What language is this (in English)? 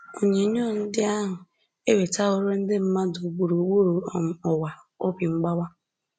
Igbo